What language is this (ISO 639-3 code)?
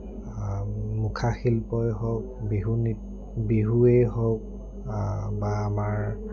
asm